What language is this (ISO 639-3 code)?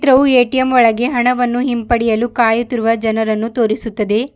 kan